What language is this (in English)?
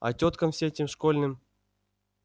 Russian